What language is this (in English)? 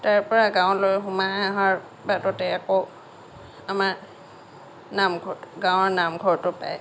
Assamese